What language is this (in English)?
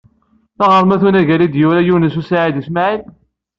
Kabyle